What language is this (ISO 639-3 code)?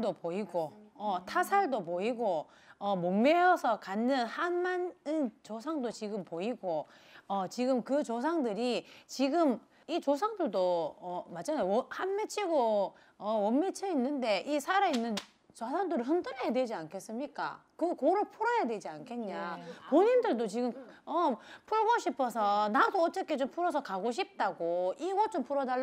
kor